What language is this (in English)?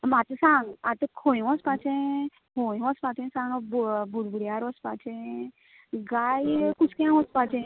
Konkani